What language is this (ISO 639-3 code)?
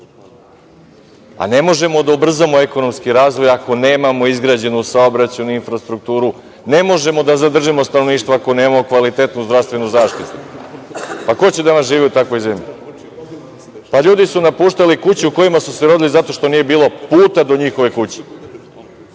srp